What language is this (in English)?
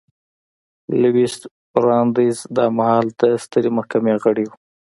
Pashto